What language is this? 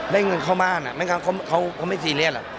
Thai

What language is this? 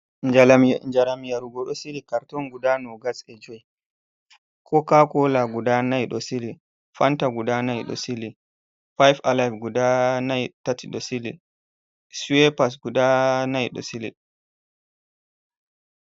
Fula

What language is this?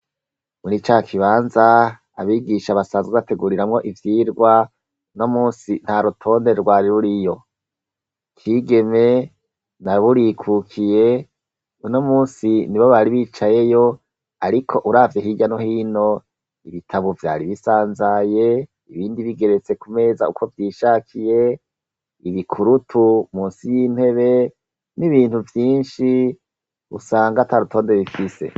Rundi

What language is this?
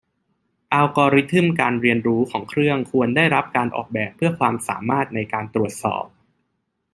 Thai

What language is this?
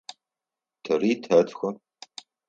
Adyghe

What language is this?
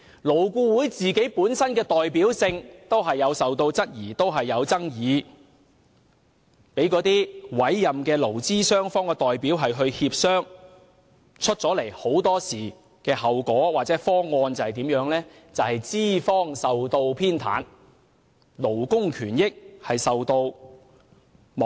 Cantonese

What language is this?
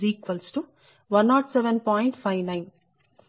Telugu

